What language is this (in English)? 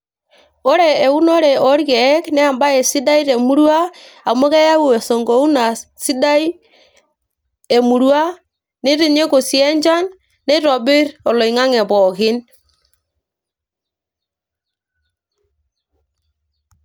Masai